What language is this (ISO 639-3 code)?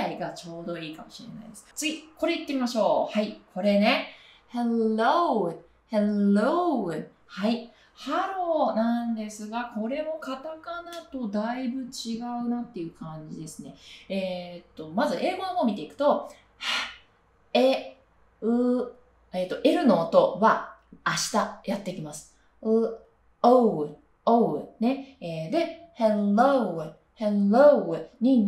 jpn